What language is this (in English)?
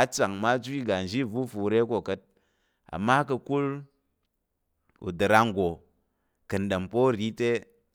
Tarok